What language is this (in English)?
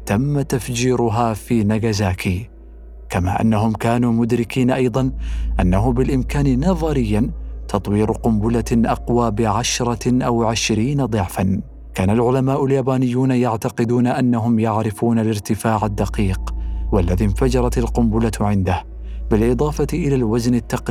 Arabic